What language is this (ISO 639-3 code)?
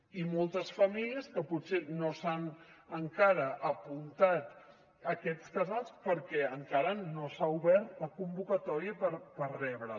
cat